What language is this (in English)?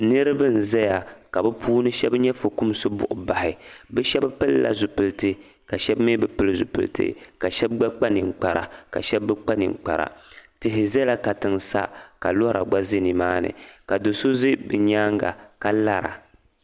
Dagbani